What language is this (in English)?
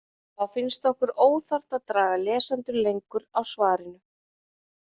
Icelandic